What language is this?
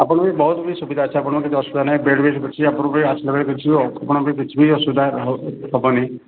Odia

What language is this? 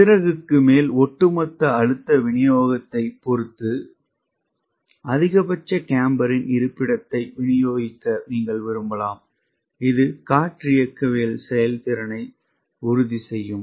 Tamil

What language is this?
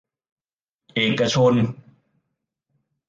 Thai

